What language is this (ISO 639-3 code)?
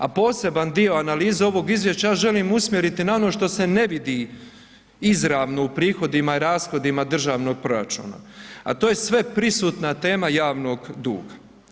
hrv